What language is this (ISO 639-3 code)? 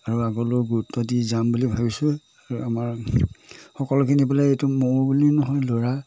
asm